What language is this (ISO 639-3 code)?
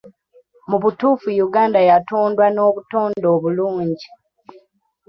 lug